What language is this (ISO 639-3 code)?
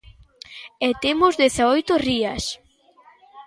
glg